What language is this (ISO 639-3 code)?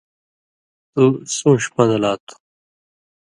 mvy